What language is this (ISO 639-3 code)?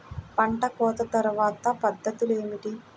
tel